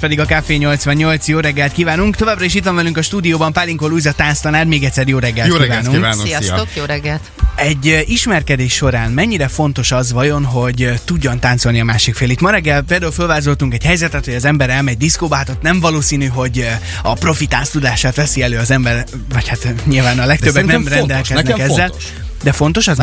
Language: Hungarian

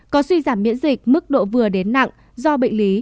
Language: Vietnamese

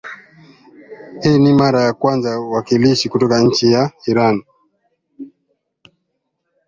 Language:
Swahili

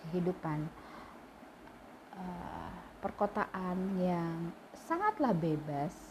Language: Indonesian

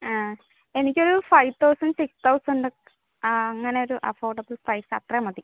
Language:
Malayalam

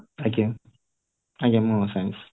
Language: Odia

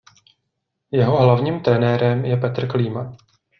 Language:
Czech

